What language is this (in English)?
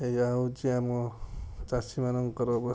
Odia